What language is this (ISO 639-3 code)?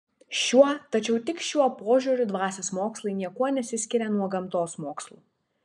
lit